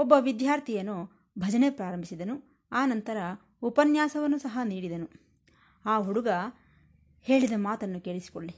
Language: Kannada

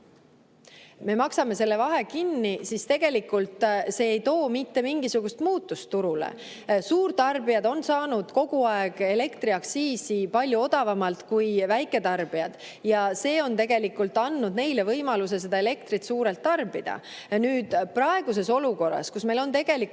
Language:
Estonian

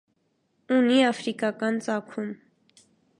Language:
Armenian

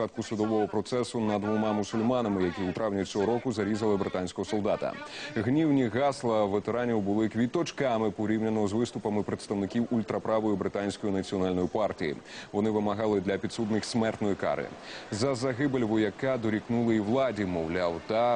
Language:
Ukrainian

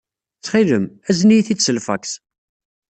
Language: Kabyle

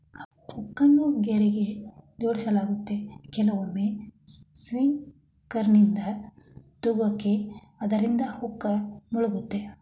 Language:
Kannada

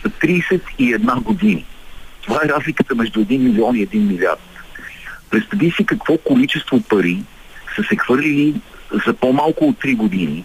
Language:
Bulgarian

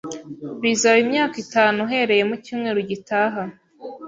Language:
Kinyarwanda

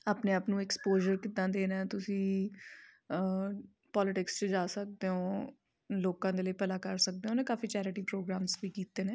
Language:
Punjabi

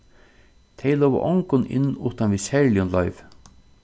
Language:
Faroese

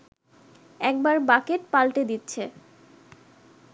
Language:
Bangla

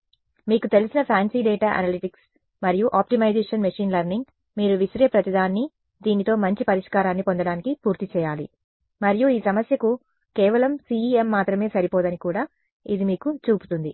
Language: Telugu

